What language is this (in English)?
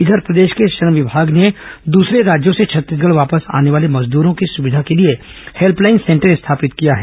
Hindi